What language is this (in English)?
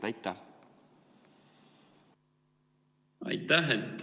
Estonian